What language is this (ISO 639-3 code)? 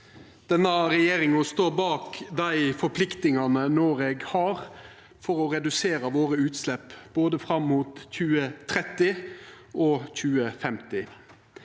nor